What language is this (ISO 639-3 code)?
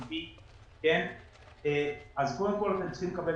heb